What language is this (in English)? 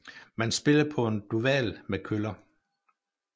Danish